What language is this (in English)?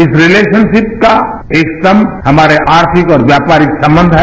Hindi